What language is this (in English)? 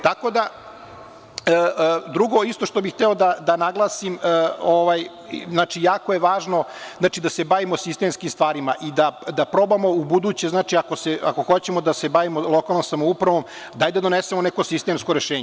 Serbian